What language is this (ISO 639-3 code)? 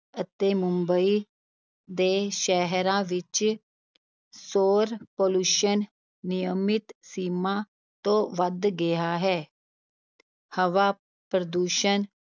pan